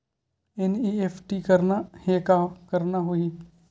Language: Chhattisgarhi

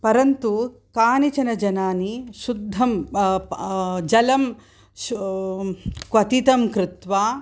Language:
Sanskrit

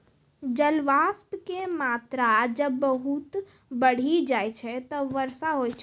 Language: Maithili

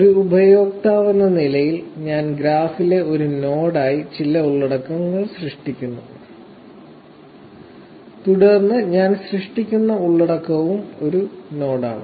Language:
Malayalam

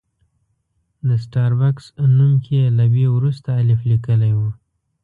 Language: Pashto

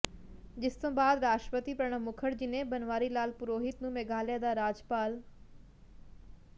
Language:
Punjabi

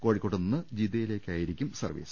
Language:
Malayalam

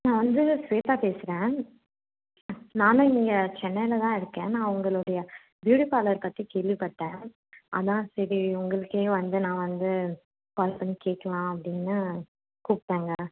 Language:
Tamil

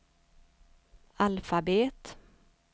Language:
Swedish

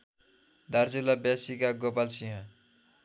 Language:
Nepali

